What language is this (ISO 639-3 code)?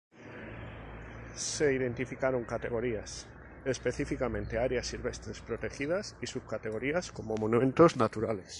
spa